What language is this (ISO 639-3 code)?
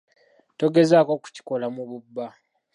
lug